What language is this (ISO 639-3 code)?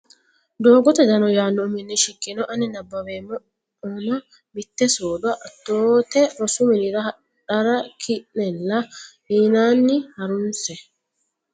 sid